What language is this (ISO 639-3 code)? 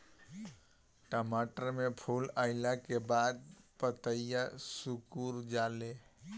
bho